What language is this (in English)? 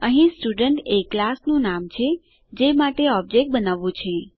Gujarati